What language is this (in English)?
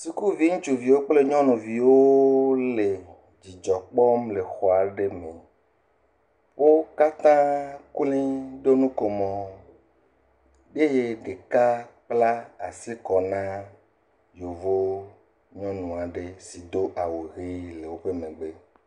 Ewe